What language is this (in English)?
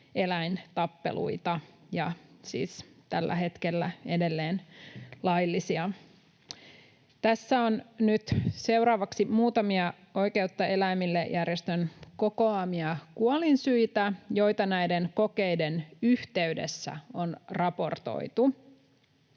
Finnish